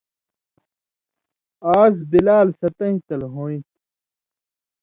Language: Indus Kohistani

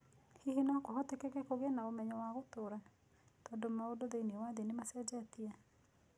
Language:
Kikuyu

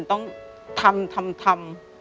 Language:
Thai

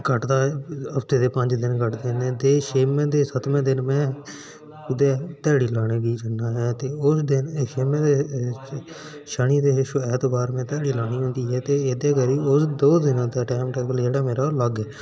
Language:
Dogri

